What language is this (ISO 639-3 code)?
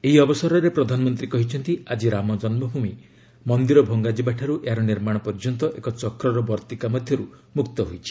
ori